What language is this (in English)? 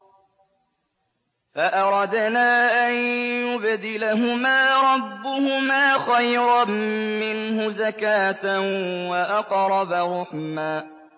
Arabic